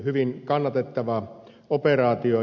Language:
Finnish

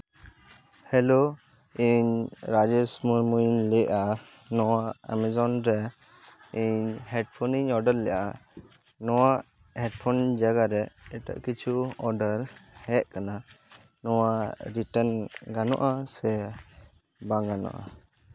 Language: Santali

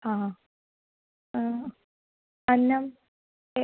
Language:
Sanskrit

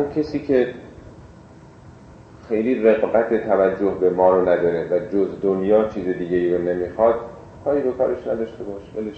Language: Persian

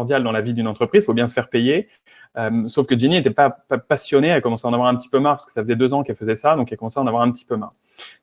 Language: French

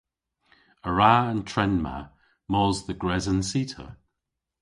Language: Cornish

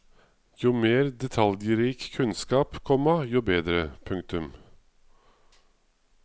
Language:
Norwegian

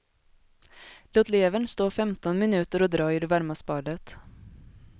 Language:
Swedish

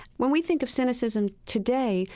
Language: English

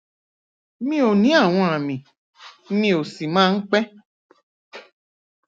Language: Yoruba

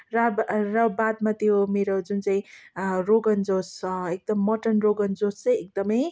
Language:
Nepali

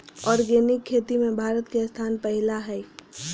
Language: Magahi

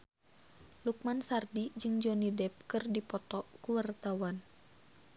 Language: Sundanese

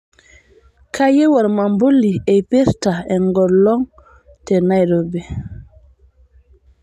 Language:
Masai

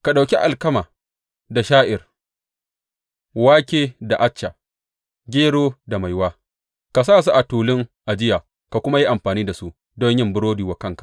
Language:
Hausa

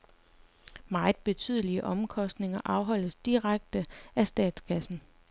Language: Danish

